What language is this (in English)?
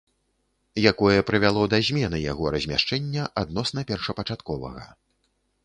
Belarusian